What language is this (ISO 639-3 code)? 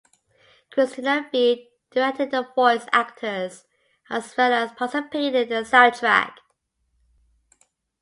eng